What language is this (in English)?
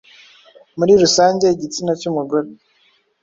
Kinyarwanda